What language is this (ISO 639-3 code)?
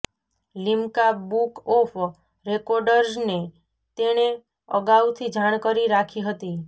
guj